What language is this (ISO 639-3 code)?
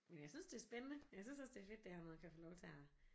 dan